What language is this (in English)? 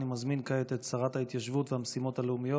Hebrew